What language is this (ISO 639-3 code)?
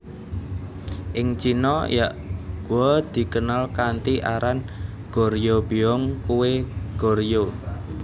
jav